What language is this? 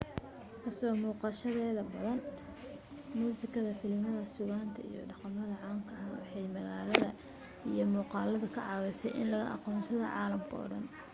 Somali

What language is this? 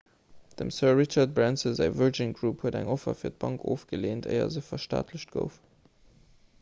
Luxembourgish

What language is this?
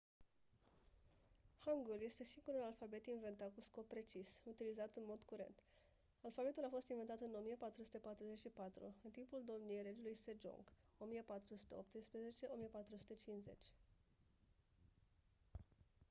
Romanian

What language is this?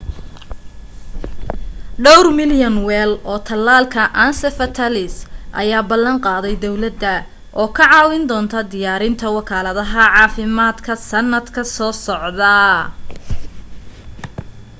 Somali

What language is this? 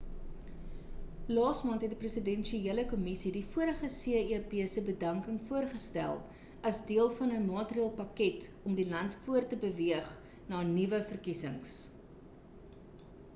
Afrikaans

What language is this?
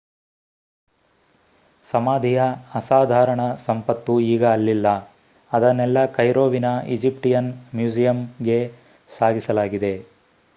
Kannada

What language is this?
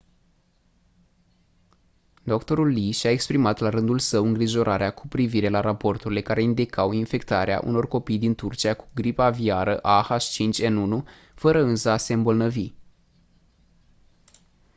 Romanian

